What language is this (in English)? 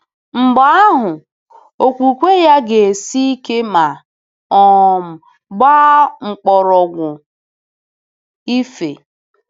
Igbo